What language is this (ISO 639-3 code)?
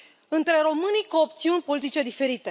ron